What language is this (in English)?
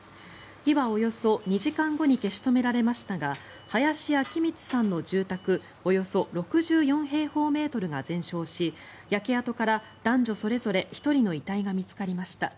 Japanese